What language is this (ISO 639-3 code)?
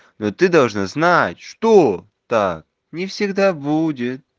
rus